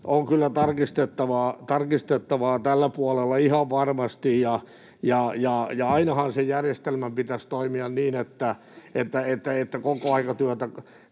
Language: Finnish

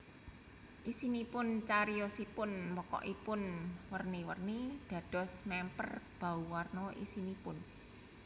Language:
Javanese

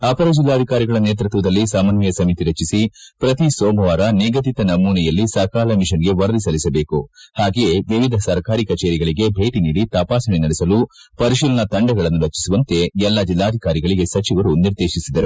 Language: Kannada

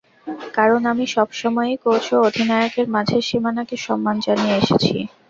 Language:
Bangla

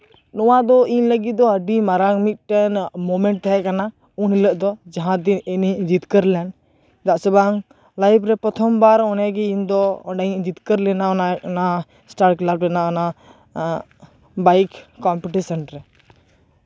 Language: Santali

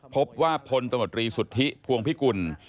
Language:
Thai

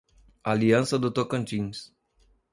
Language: Portuguese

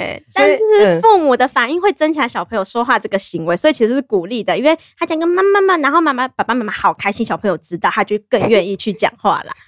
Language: Chinese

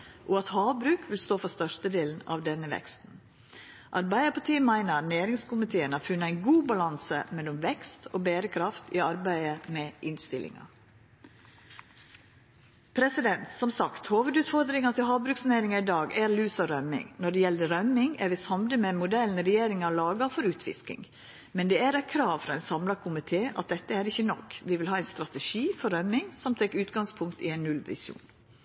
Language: Norwegian Nynorsk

